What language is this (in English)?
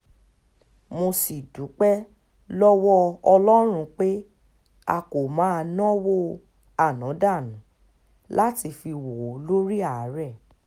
Yoruba